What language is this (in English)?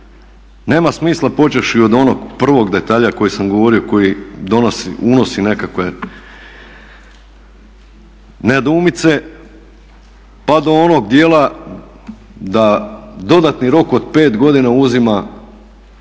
Croatian